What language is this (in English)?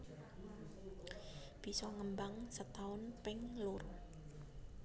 Javanese